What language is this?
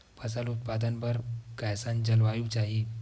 Chhattisgarhi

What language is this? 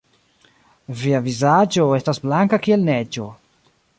Esperanto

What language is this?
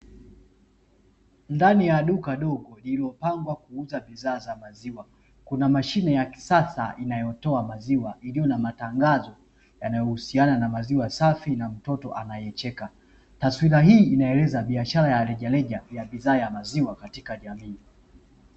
Swahili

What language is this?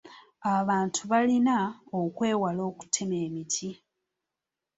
Ganda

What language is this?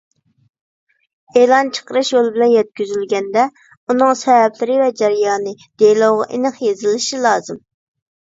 Uyghur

